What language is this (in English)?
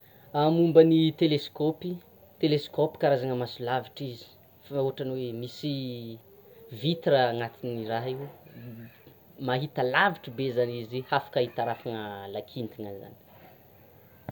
Tsimihety Malagasy